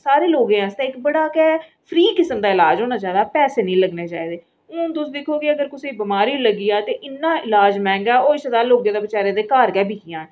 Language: Dogri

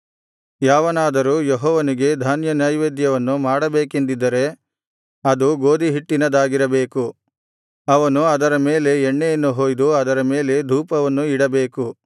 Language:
Kannada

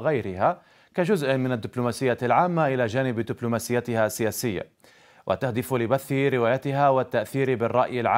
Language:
Arabic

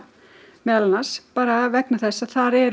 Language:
Icelandic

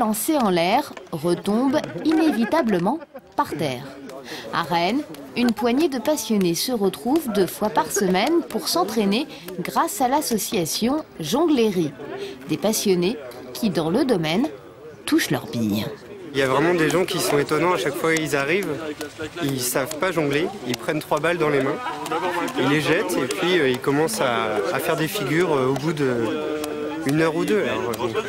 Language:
French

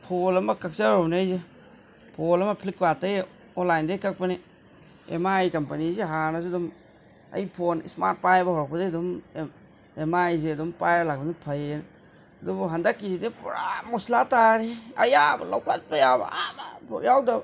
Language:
Manipuri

